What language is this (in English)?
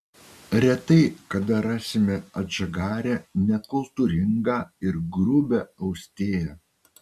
Lithuanian